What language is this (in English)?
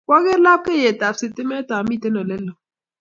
Kalenjin